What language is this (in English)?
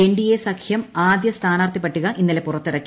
Malayalam